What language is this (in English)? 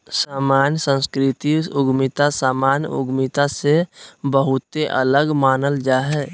Magahi